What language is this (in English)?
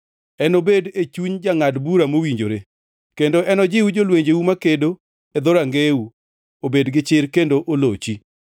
Luo (Kenya and Tanzania)